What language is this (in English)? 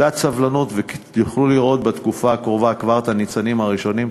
Hebrew